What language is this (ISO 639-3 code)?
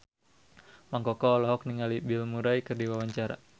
sun